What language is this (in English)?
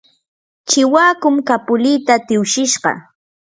Yanahuanca Pasco Quechua